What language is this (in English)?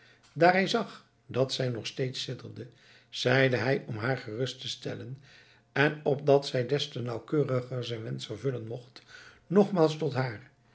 Dutch